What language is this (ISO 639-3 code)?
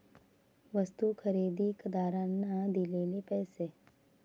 mar